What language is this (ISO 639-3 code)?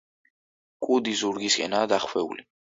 kat